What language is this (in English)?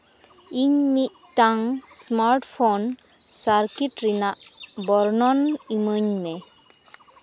Santali